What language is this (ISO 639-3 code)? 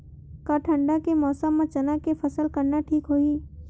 hne